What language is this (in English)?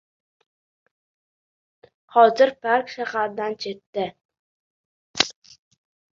Uzbek